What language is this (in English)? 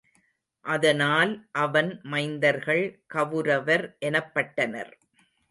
Tamil